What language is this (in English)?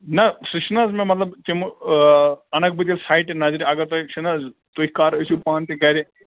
Kashmiri